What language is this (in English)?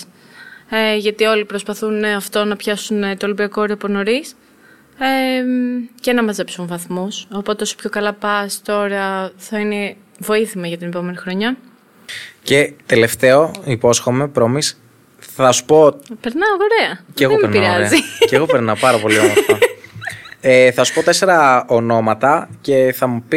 Greek